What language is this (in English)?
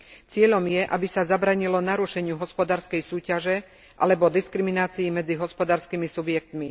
Slovak